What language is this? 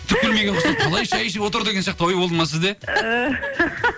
Kazakh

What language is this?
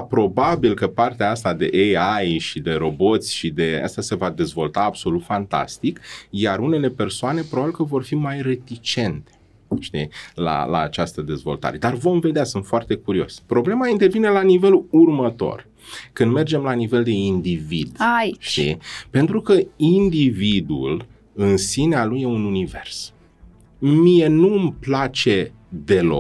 Romanian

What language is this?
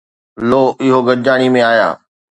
Sindhi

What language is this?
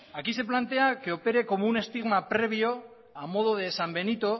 Spanish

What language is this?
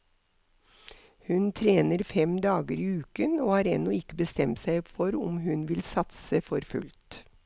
Norwegian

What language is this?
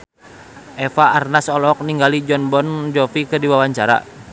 Sundanese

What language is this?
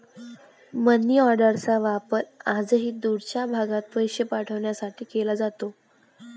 Marathi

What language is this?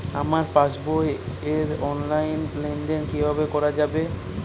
Bangla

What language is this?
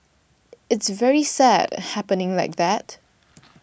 English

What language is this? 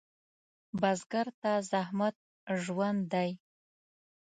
Pashto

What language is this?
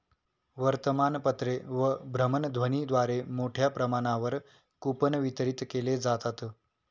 Marathi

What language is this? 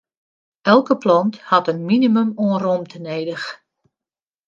Western Frisian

